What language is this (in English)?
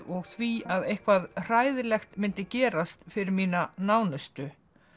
Icelandic